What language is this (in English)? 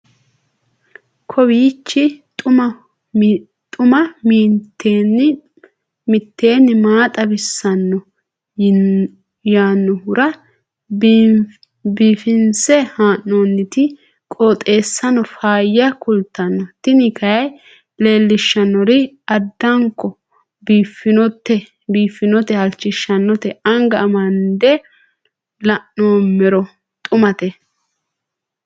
Sidamo